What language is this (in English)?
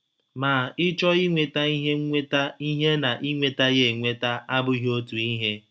Igbo